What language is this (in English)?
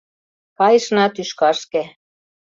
Mari